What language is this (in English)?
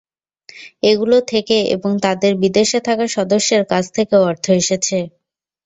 Bangla